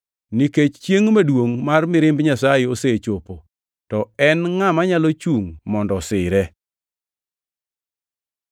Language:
Luo (Kenya and Tanzania)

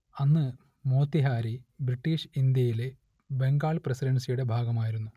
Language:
Malayalam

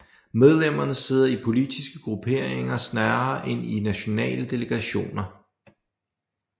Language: Danish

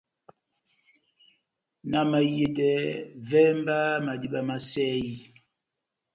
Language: Batanga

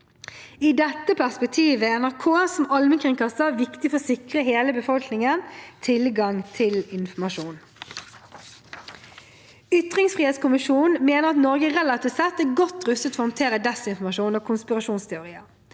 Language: Norwegian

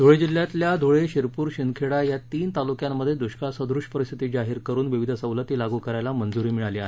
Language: Marathi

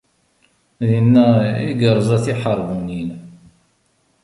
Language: Kabyle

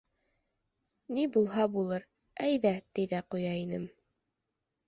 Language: Bashkir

